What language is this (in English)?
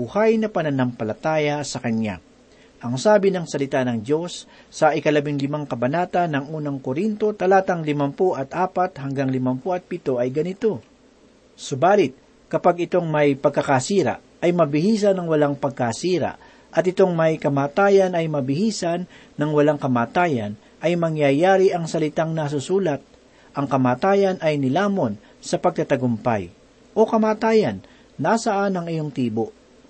Filipino